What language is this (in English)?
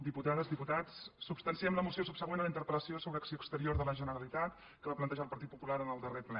Catalan